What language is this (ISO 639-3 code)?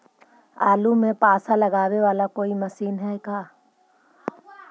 mag